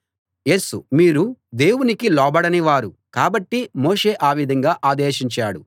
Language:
Telugu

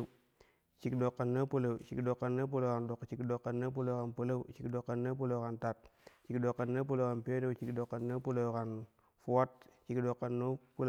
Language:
Kushi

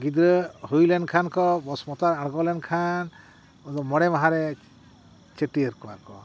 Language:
Santali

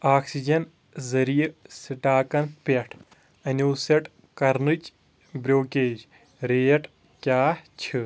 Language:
Kashmiri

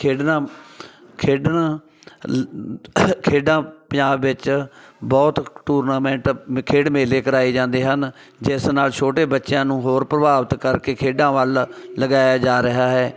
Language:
Punjabi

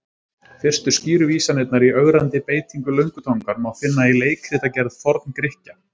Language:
Icelandic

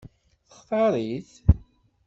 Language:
Kabyle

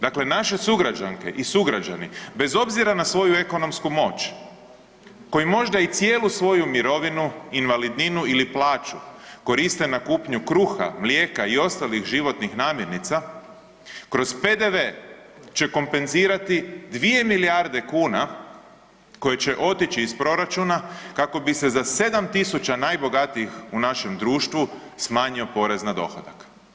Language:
Croatian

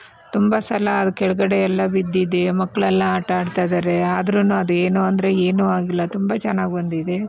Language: Kannada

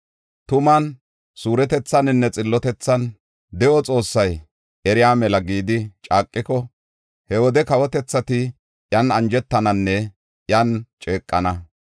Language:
Gofa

